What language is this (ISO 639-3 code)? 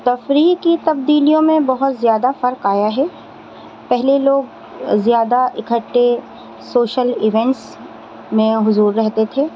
urd